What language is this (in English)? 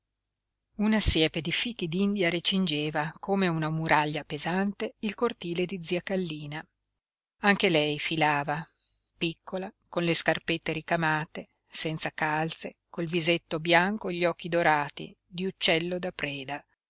Italian